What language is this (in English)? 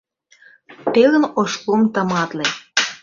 Mari